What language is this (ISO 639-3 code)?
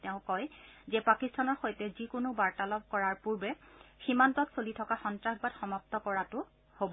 asm